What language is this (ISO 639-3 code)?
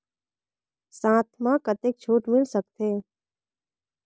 hne